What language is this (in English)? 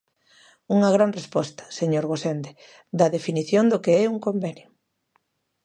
Galician